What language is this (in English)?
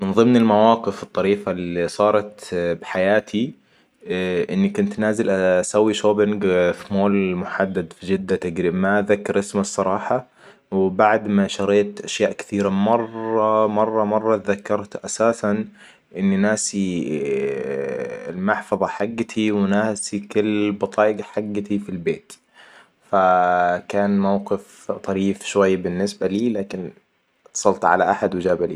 Hijazi Arabic